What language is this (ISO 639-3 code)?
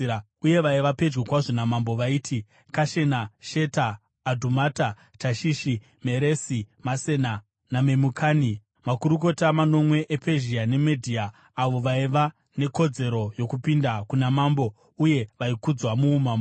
sna